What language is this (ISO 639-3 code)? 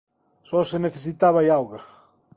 glg